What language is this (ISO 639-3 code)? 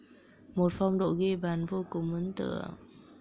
vie